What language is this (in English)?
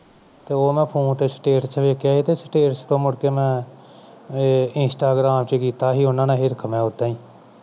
Punjabi